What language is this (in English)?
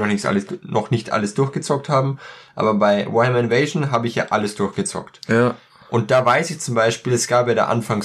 German